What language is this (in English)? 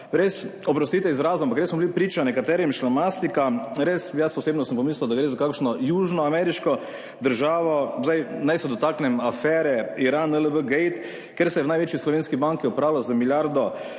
Slovenian